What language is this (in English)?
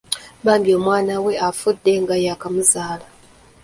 Ganda